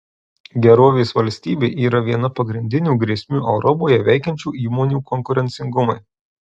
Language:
Lithuanian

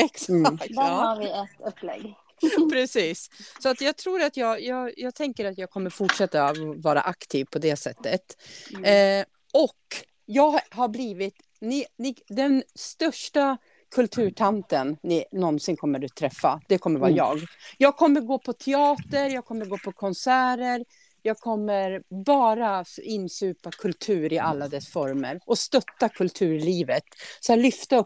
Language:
Swedish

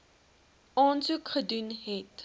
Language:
Afrikaans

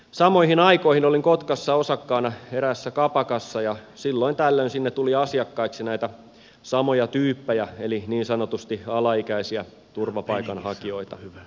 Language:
Finnish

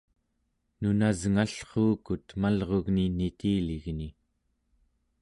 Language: Central Yupik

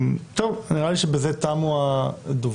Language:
Hebrew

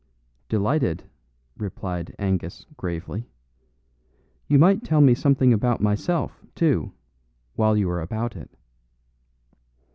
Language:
English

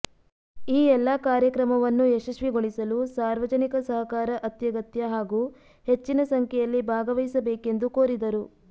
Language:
Kannada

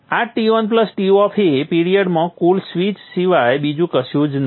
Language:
Gujarati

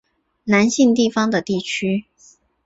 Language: Chinese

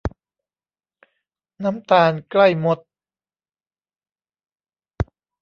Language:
Thai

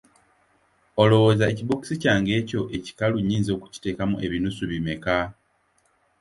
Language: Ganda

